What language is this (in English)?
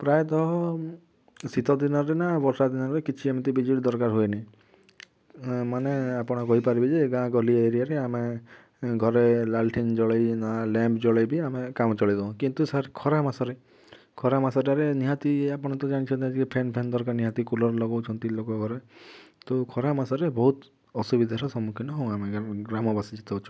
Odia